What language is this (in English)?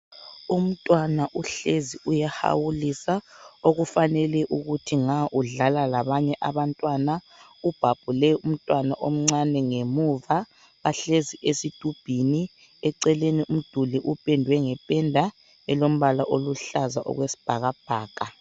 North Ndebele